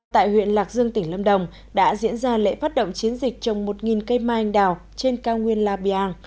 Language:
Vietnamese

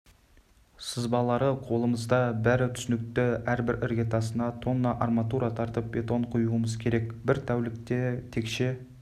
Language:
Kazakh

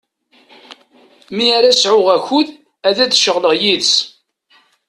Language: Kabyle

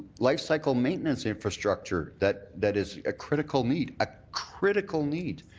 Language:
English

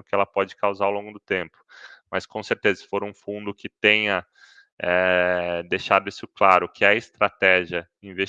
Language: Portuguese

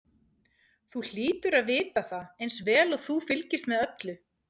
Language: Icelandic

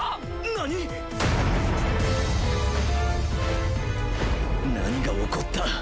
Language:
Japanese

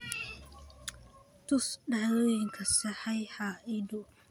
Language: Somali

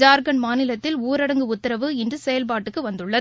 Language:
Tamil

